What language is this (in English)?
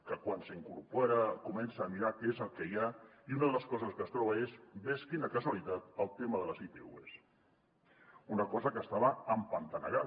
Catalan